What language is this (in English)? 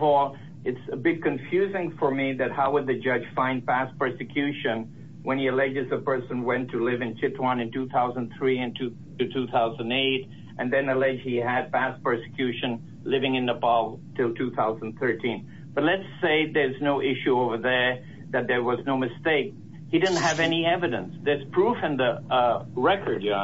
English